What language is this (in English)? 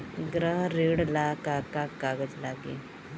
Bhojpuri